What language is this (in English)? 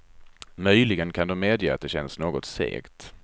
Swedish